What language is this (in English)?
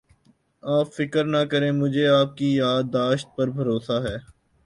Urdu